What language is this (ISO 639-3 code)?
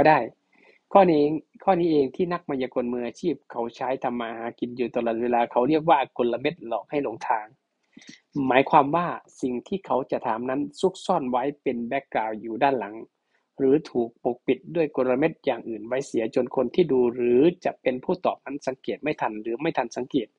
tha